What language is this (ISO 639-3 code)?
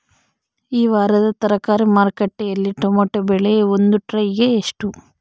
kan